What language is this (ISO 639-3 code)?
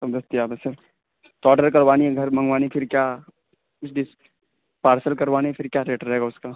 urd